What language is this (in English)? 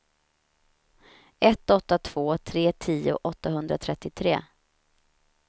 Swedish